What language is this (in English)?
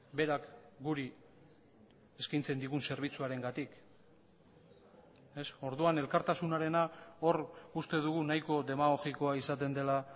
Basque